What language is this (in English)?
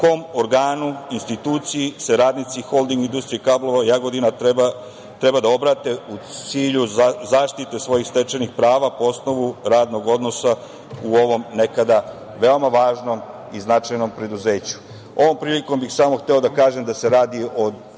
Serbian